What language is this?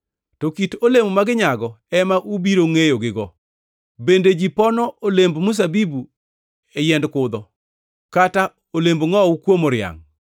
Luo (Kenya and Tanzania)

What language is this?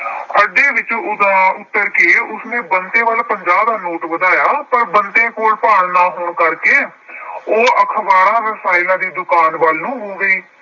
Punjabi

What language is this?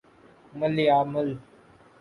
Urdu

